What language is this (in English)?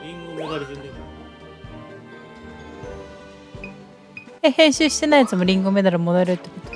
Japanese